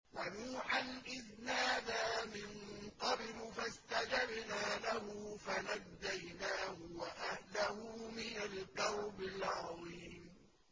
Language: Arabic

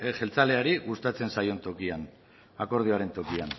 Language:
Basque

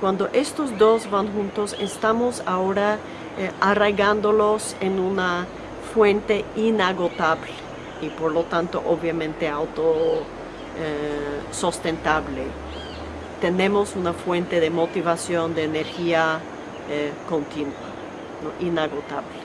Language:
Spanish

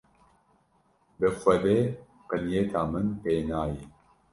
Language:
Kurdish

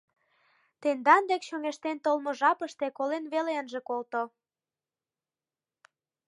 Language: Mari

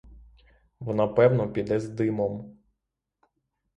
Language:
Ukrainian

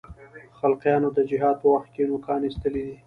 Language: Pashto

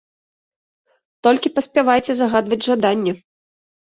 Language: Belarusian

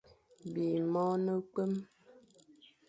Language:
Fang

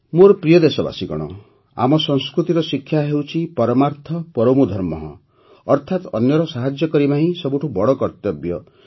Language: Odia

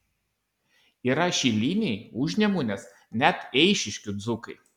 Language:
Lithuanian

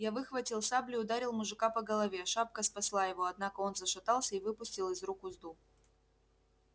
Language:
Russian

